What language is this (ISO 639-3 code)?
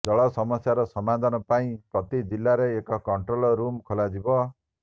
ori